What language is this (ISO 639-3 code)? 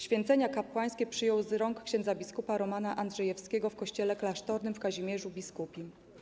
pol